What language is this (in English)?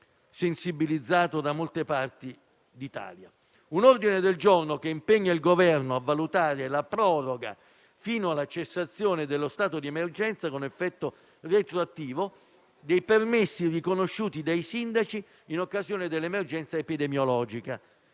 Italian